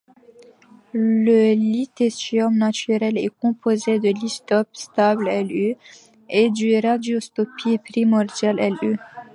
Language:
French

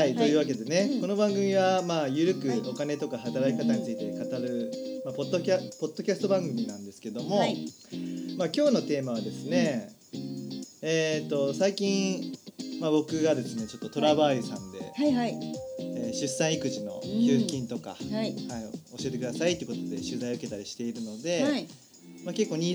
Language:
Japanese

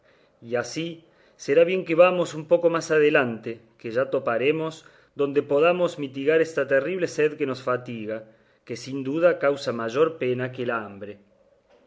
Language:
Spanish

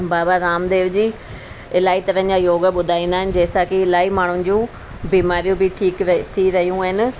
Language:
Sindhi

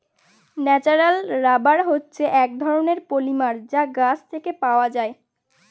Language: Bangla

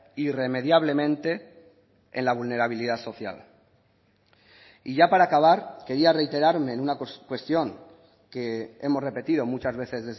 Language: Spanish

